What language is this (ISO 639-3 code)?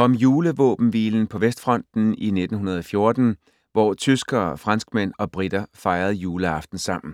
dan